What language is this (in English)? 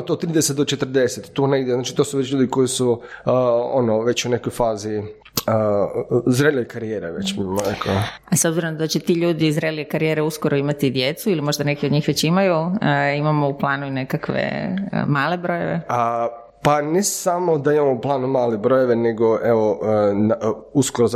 Croatian